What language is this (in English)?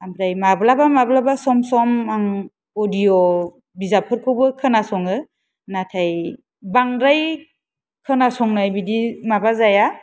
Bodo